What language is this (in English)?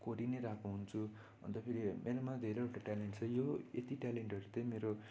Nepali